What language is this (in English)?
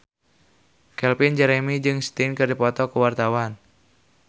Sundanese